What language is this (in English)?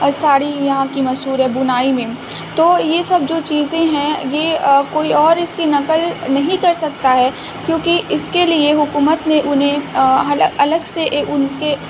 Urdu